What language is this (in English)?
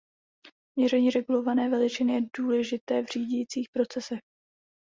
Czech